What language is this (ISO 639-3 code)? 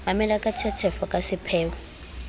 sot